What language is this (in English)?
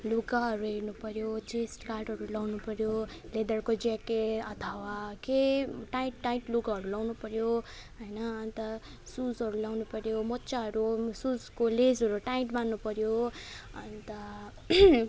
Nepali